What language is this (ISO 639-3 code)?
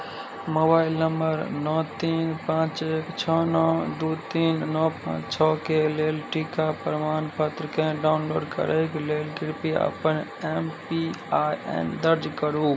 mai